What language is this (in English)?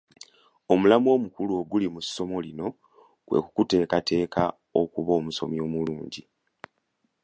Ganda